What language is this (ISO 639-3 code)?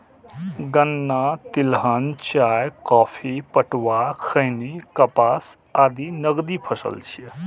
mai